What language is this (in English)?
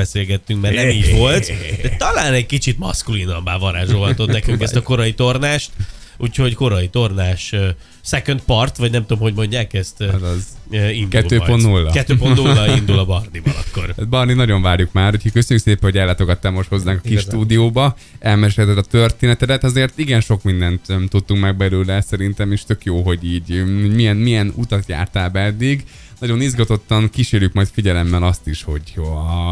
Hungarian